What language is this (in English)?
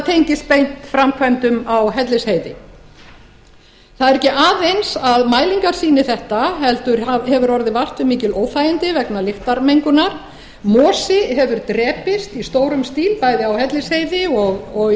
Icelandic